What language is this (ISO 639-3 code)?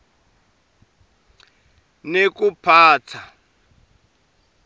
ssw